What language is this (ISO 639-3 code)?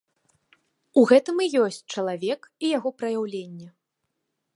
bel